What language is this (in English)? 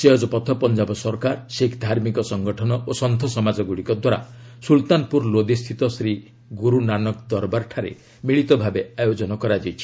Odia